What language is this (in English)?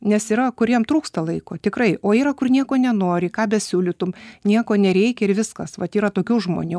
Lithuanian